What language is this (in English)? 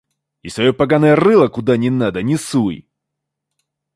Russian